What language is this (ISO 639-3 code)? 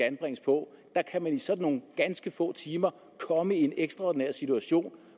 dan